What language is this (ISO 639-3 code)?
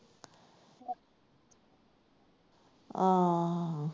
pan